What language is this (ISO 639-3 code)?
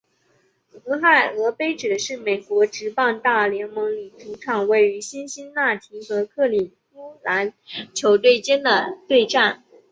zho